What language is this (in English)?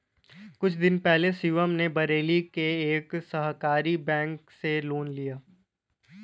Hindi